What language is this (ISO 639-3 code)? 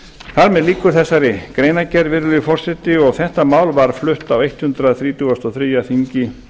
isl